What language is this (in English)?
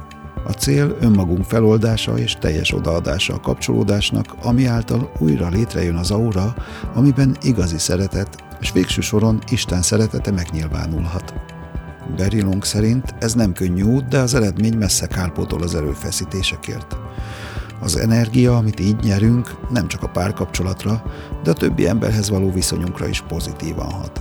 Hungarian